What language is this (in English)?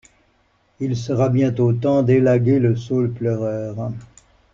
French